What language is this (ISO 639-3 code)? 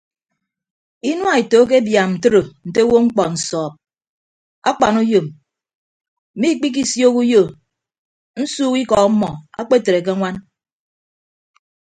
ibb